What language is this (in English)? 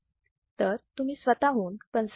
Marathi